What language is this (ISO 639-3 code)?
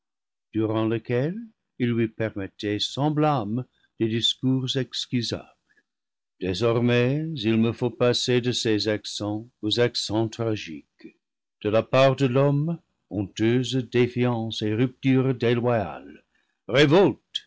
fra